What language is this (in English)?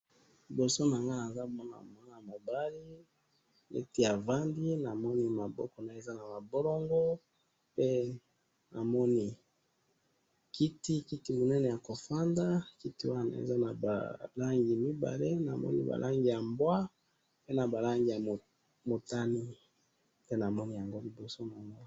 Lingala